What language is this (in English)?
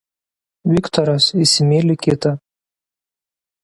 Lithuanian